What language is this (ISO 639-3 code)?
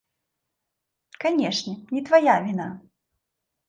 bel